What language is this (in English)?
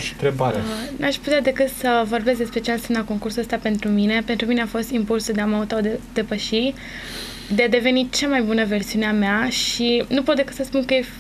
Romanian